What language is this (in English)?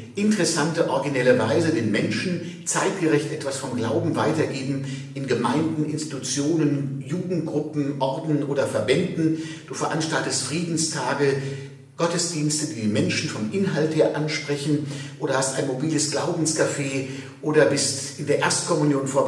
German